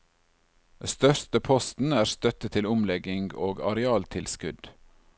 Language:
Norwegian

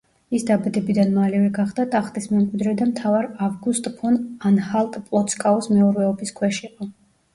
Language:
Georgian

